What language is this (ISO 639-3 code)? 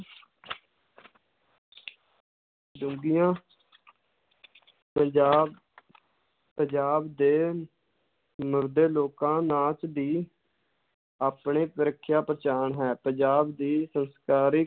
pan